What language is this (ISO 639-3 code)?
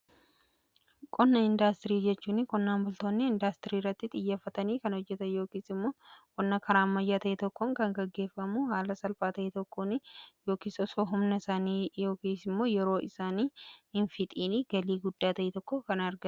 orm